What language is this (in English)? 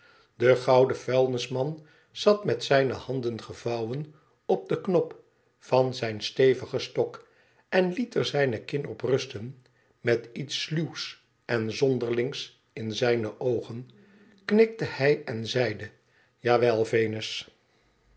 Dutch